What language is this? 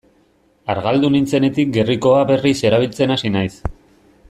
Basque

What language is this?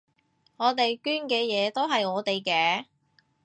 Cantonese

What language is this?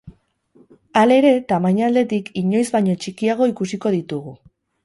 Basque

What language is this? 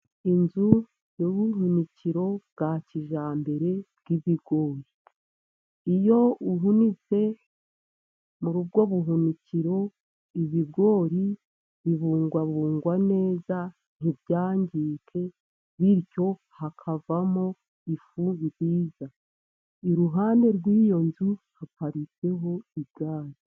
Kinyarwanda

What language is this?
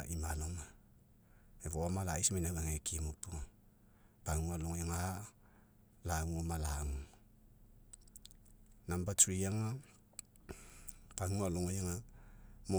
Mekeo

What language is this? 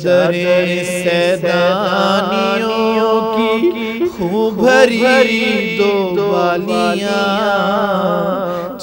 Arabic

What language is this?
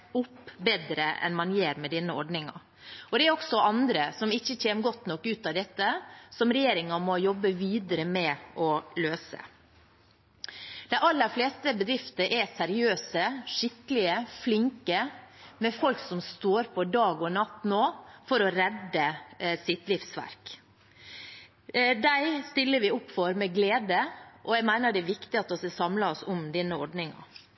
Norwegian Bokmål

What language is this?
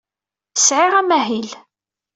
Kabyle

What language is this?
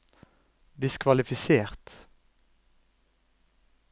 Norwegian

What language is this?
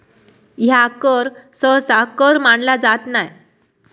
Marathi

